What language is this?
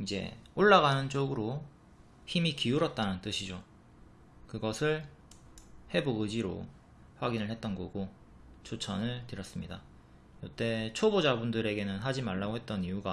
Korean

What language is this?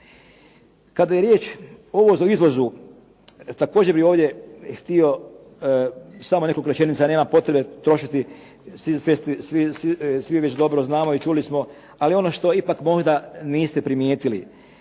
Croatian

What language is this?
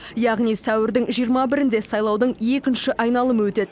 Kazakh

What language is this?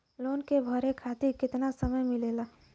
Bhojpuri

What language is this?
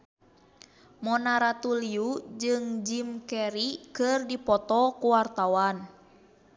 Sundanese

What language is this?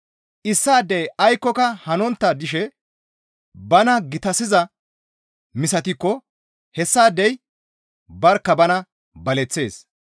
Gamo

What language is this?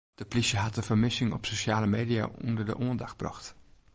Western Frisian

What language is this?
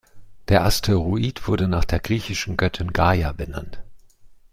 German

